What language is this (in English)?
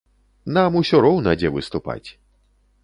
Belarusian